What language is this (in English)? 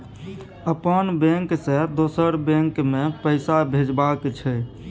Maithili